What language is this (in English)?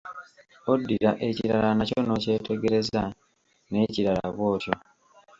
Ganda